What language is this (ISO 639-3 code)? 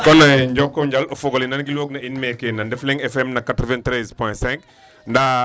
wol